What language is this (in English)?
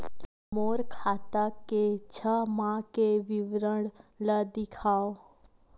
Chhattisgarhi